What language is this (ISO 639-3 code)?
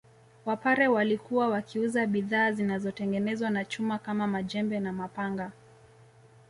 swa